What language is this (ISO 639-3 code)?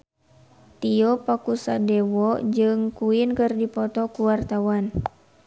sun